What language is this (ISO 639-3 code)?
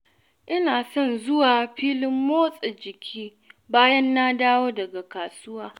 hau